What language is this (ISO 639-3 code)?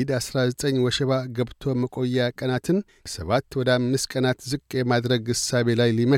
amh